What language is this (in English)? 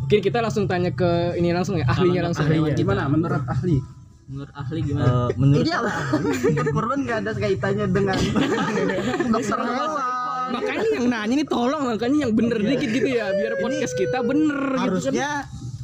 Indonesian